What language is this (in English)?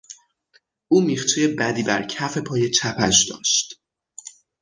Persian